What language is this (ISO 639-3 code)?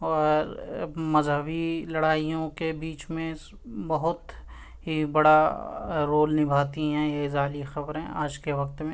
urd